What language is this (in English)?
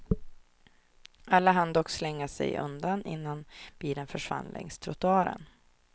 Swedish